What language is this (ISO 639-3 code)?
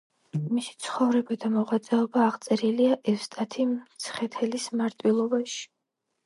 kat